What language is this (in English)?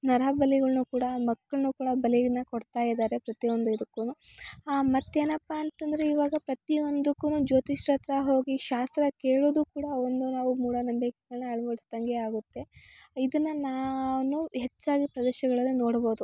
Kannada